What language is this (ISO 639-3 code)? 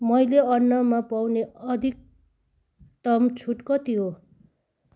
nep